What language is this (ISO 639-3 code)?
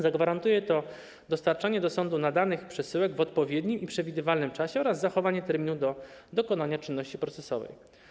pol